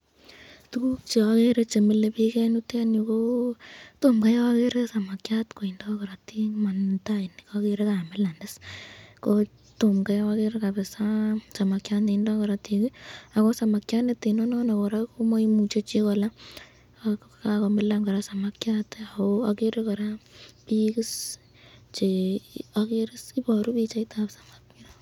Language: Kalenjin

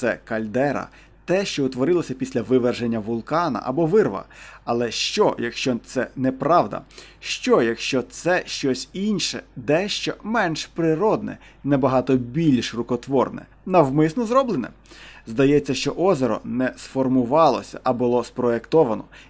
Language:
Ukrainian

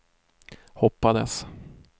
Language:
Swedish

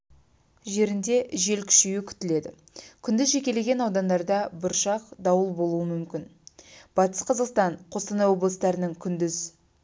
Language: Kazakh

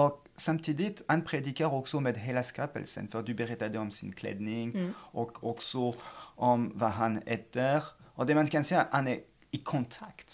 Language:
Swedish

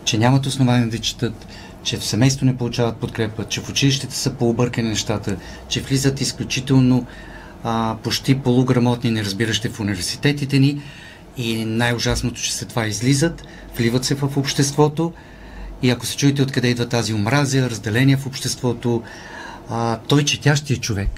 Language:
Bulgarian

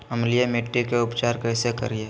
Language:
Magahi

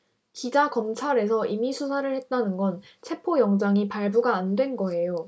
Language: Korean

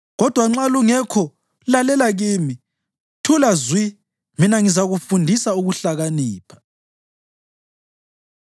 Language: North Ndebele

